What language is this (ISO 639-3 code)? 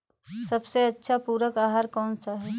hin